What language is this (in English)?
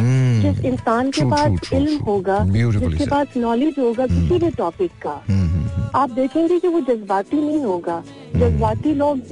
Hindi